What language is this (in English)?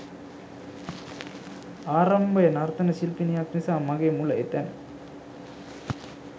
Sinhala